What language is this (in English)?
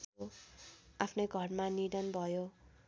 Nepali